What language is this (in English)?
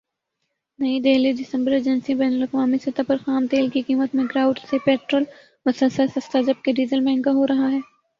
Urdu